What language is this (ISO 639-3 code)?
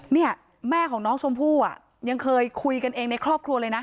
tha